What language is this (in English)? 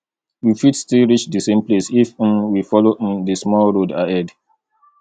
Nigerian Pidgin